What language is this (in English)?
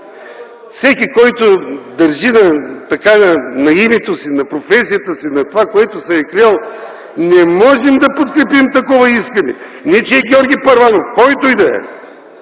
Bulgarian